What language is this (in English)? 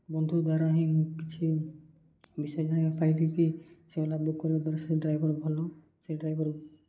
Odia